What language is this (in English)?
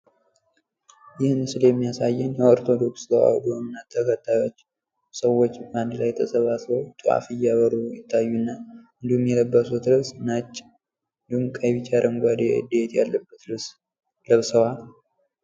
Amharic